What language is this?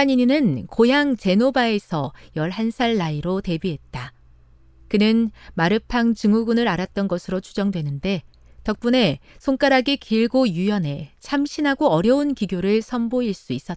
Korean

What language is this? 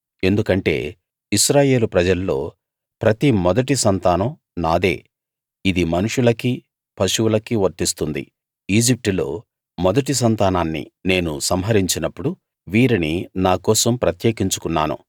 Telugu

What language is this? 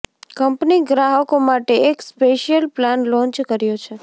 Gujarati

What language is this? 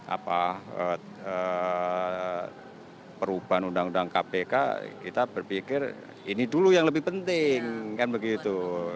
Indonesian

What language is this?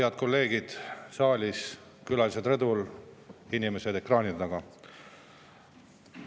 Estonian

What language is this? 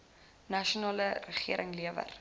Afrikaans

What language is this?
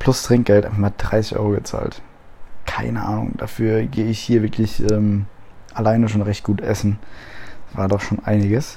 German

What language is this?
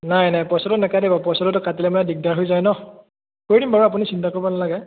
Assamese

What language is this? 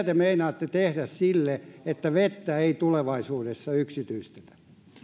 Finnish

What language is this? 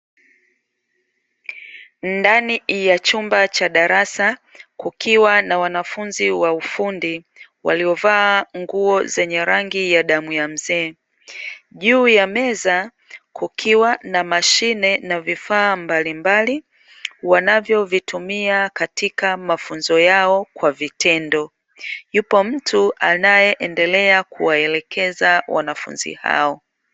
Swahili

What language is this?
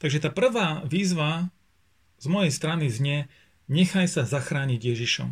Slovak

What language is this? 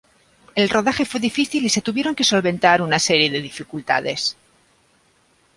Spanish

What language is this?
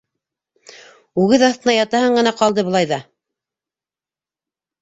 Bashkir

